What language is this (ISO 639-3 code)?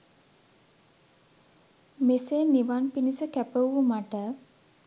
sin